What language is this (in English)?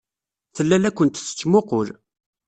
Kabyle